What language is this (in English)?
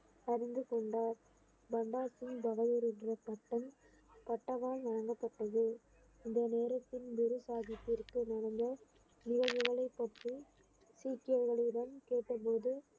Tamil